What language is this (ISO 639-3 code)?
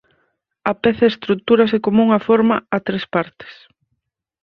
glg